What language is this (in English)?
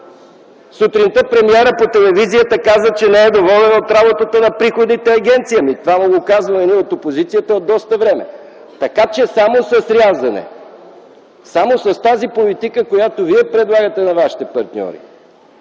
Bulgarian